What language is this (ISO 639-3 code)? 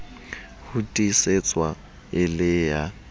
sot